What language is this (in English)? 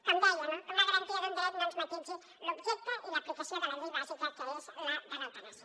Catalan